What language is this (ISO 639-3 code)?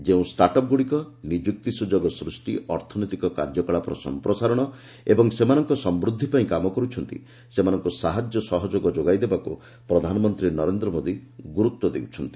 ori